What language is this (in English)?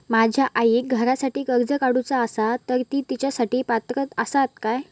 Marathi